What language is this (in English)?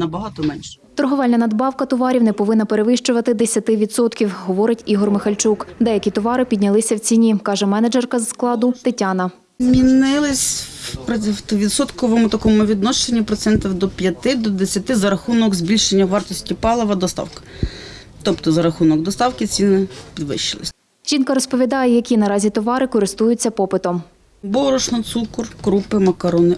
Ukrainian